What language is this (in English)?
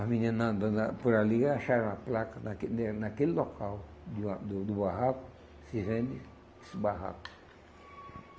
Portuguese